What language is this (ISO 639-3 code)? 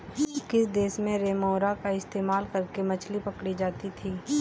hin